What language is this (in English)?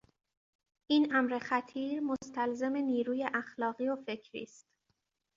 Persian